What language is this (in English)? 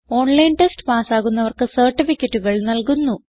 Malayalam